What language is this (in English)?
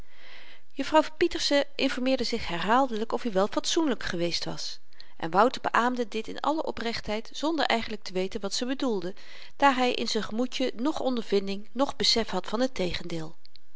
Dutch